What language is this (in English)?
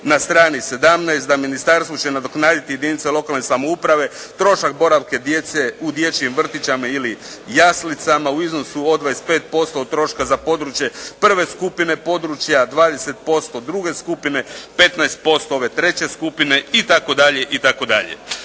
Croatian